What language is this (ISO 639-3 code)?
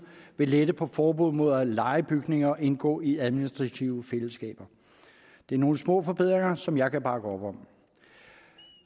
dan